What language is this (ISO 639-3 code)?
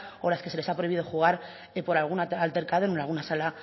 spa